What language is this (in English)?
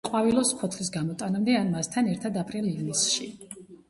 Georgian